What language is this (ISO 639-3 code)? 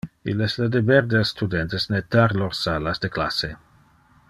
ina